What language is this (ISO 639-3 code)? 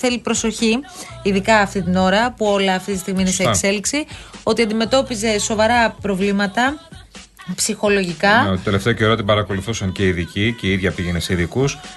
ell